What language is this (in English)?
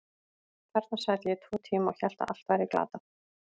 Icelandic